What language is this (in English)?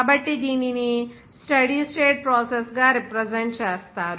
Telugu